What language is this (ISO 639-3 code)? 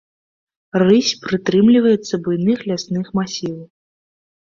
bel